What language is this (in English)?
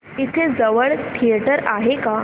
Marathi